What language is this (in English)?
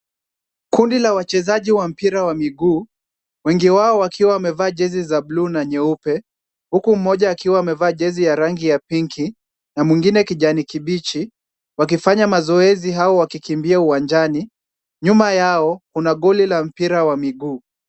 Swahili